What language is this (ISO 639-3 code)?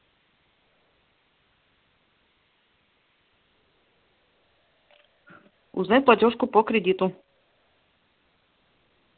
rus